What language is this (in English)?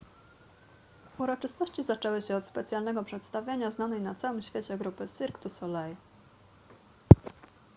Polish